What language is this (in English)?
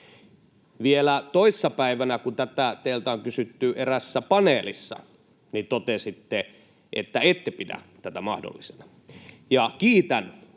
Finnish